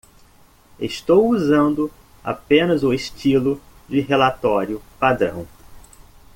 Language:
Portuguese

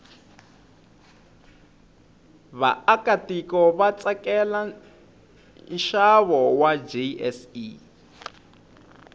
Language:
Tsonga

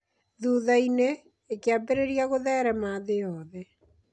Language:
Kikuyu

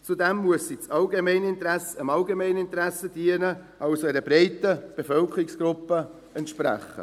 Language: Swiss German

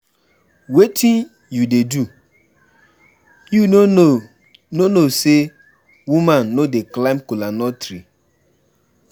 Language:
Nigerian Pidgin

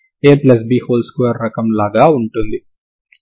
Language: Telugu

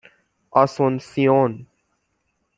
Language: Persian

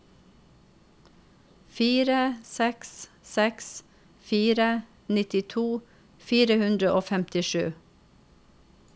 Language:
Norwegian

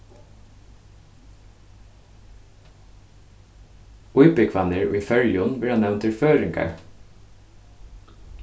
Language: Faroese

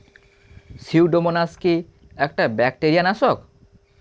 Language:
Bangla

